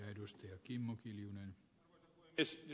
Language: Finnish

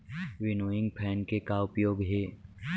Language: Chhattisgarhi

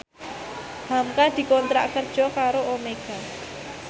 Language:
Javanese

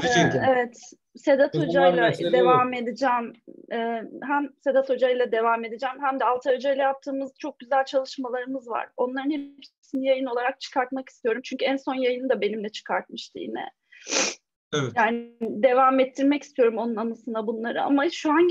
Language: Turkish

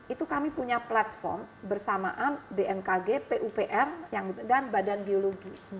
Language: Indonesian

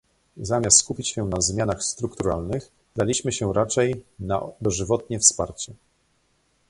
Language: Polish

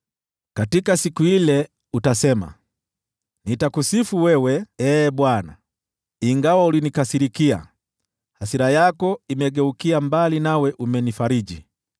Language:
Swahili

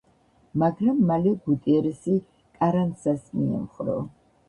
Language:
Georgian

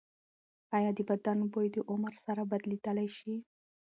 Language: Pashto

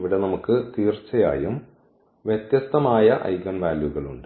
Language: Malayalam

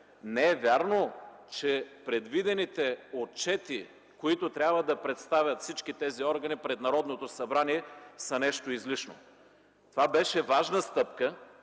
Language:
Bulgarian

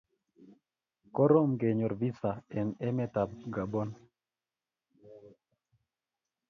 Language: Kalenjin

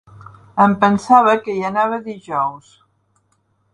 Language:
Catalan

